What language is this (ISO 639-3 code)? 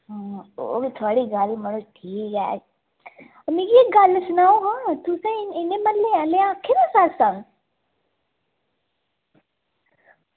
doi